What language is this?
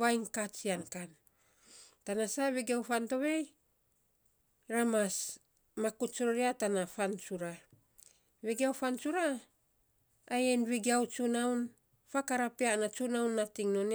Saposa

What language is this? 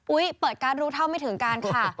Thai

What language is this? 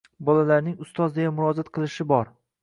Uzbek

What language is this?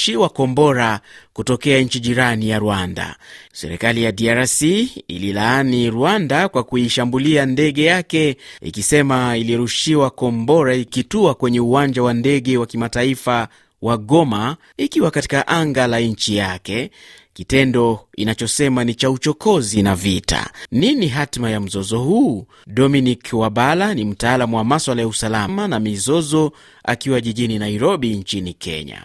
Swahili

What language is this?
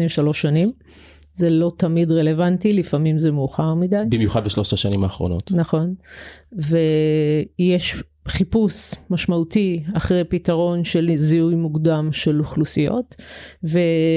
Hebrew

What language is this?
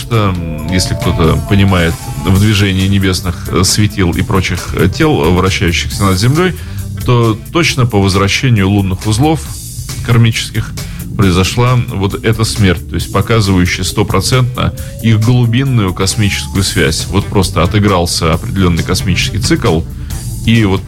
Russian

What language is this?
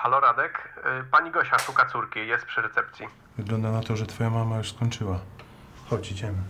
Polish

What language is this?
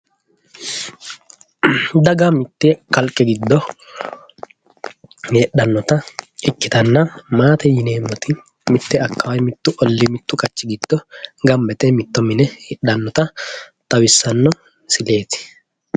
Sidamo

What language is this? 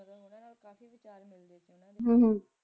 Punjabi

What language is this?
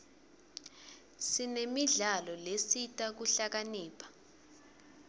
Swati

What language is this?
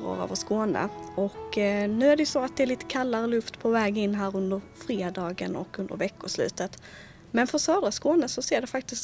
Swedish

